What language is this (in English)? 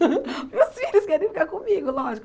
Portuguese